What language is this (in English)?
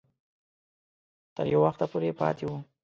Pashto